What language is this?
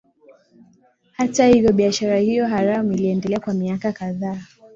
Swahili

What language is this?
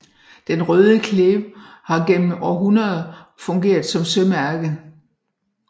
Danish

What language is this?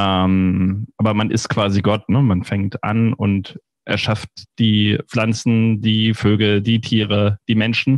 German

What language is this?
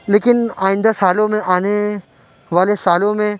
Urdu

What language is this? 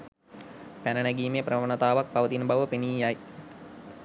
Sinhala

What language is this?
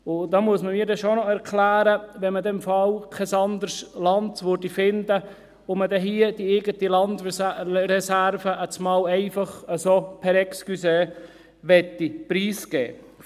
Swiss German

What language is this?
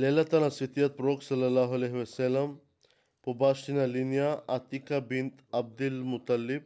Bulgarian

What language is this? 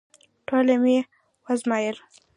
Pashto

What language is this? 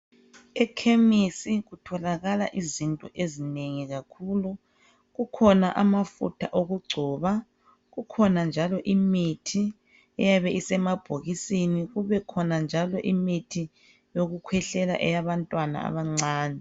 North Ndebele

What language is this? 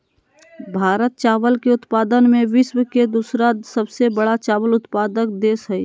Magahi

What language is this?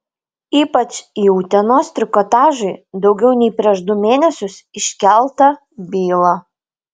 Lithuanian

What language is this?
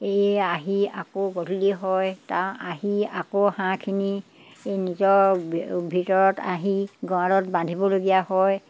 Assamese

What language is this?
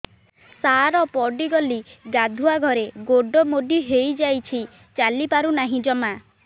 Odia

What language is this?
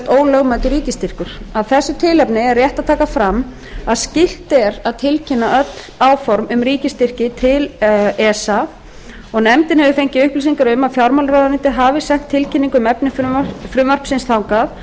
Icelandic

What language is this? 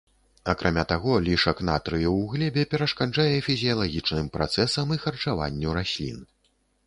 Belarusian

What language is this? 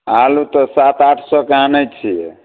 Maithili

